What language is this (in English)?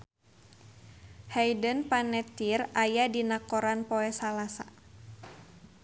Sundanese